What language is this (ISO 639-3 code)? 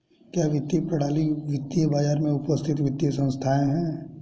hin